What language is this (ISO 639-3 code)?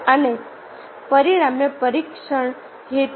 guj